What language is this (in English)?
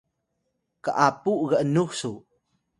Atayal